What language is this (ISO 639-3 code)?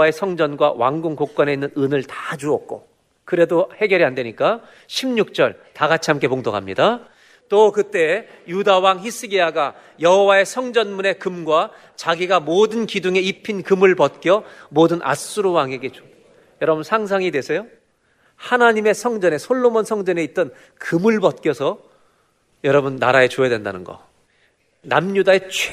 kor